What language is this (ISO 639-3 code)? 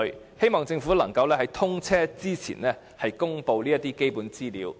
yue